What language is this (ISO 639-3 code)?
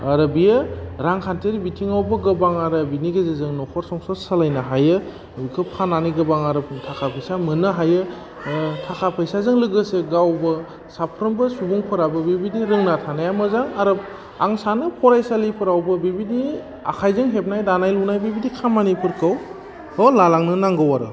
brx